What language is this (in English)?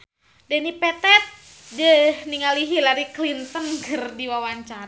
Sundanese